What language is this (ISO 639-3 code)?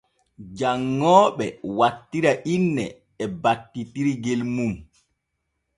fue